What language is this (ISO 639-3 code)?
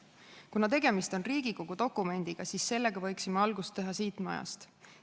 est